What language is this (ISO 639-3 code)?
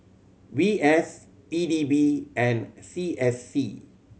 eng